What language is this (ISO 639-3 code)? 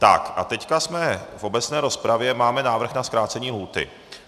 ces